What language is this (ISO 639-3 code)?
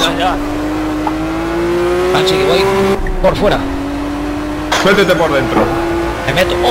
spa